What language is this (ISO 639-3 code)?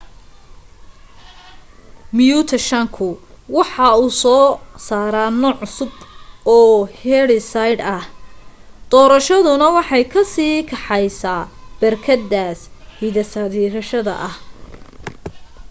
som